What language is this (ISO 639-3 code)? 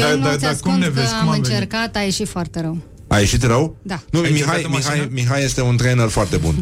ron